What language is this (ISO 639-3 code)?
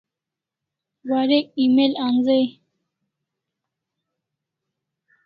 kls